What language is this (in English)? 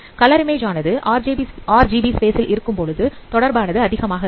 Tamil